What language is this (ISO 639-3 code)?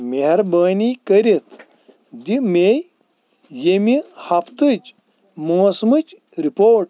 kas